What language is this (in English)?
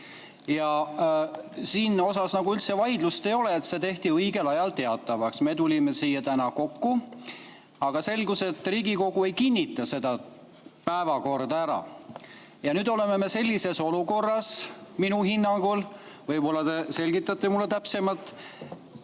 Estonian